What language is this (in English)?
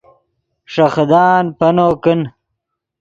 Yidgha